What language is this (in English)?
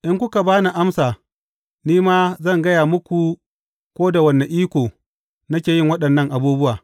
Hausa